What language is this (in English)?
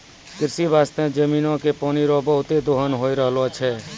Maithili